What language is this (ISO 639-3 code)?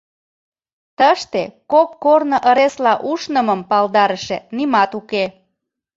chm